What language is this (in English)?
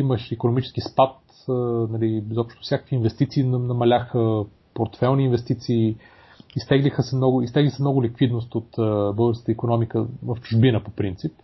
Bulgarian